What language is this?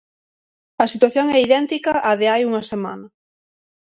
Galician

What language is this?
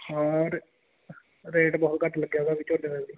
Punjabi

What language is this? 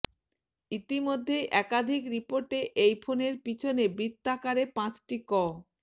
Bangla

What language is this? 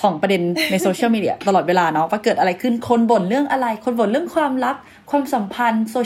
Thai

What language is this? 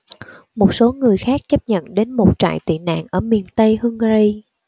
Vietnamese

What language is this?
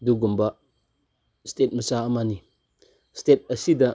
Manipuri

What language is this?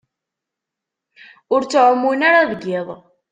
Kabyle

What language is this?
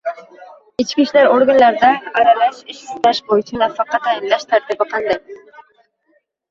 Uzbek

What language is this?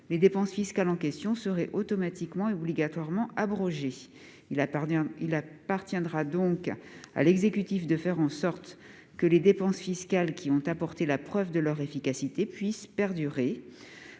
French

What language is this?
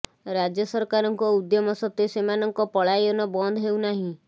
Odia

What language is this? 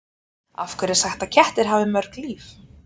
Icelandic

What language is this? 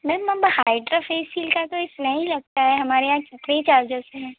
Hindi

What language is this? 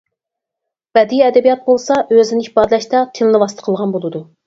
Uyghur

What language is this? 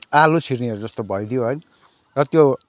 Nepali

